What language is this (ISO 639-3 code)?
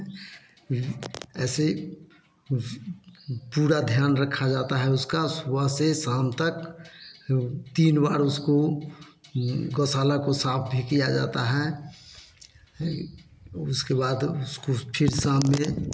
hin